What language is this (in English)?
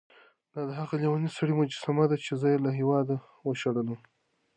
Pashto